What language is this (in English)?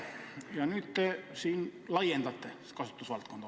Estonian